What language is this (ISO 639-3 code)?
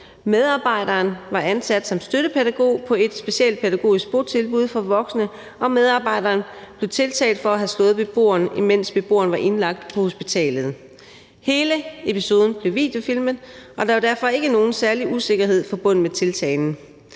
dan